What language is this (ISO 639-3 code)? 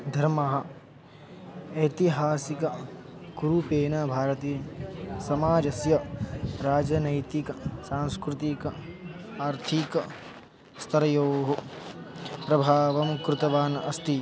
san